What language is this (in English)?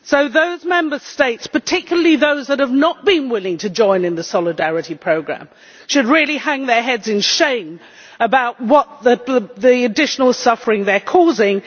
English